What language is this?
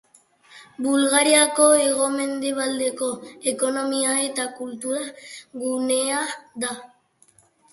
Basque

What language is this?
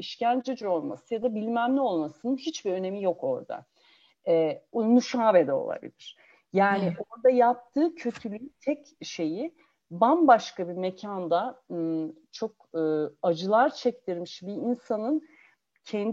Turkish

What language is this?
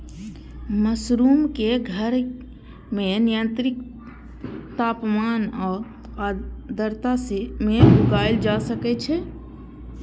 Maithili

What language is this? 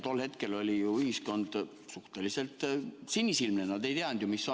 Estonian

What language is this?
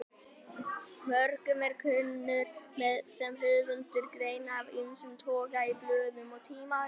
Icelandic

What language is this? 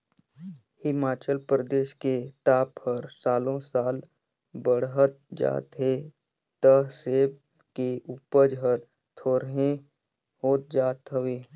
Chhattisgarhi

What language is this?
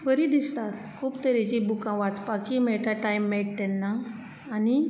Konkani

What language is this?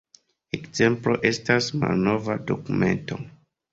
Esperanto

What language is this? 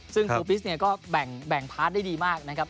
Thai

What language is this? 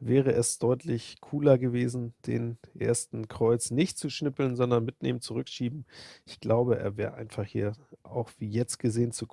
German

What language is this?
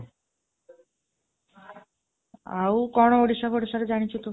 Odia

